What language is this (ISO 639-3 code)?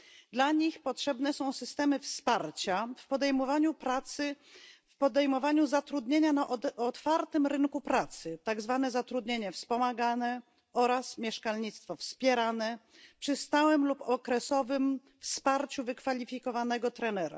pol